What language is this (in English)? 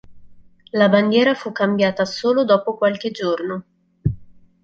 Italian